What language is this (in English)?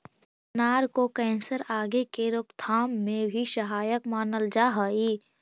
Magahi